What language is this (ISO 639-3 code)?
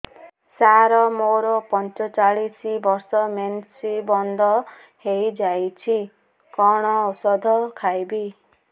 ori